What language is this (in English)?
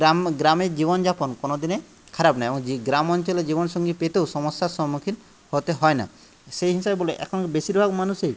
Bangla